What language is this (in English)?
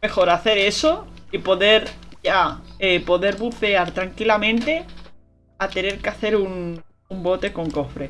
Spanish